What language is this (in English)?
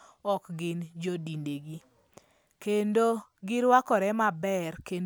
Luo (Kenya and Tanzania)